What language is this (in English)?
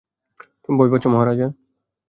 Bangla